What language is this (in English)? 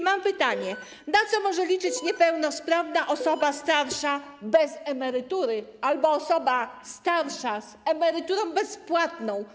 Polish